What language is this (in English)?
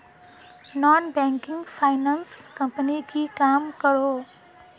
Magahi